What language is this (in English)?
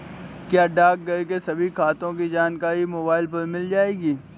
Hindi